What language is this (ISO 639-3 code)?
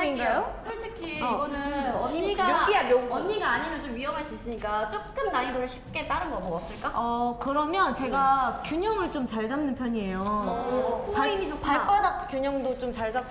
kor